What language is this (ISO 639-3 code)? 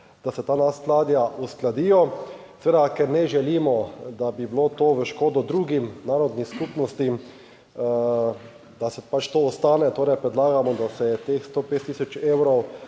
slv